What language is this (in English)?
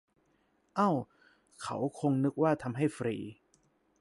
Thai